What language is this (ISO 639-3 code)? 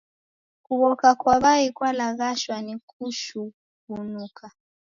dav